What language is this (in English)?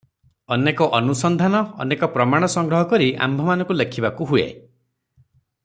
Odia